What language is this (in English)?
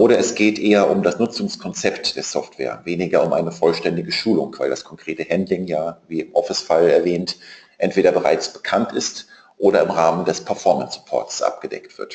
German